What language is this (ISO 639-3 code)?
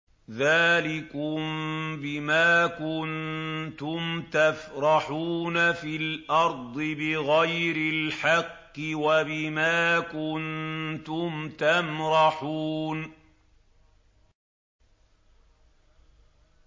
ara